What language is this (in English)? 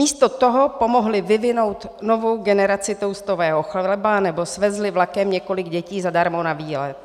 Czech